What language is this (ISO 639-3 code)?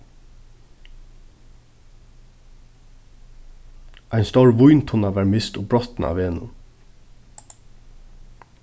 fao